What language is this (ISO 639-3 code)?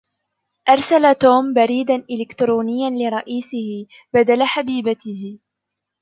ara